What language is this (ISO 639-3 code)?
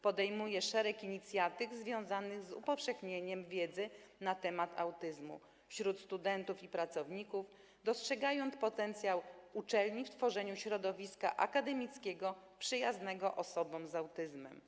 pol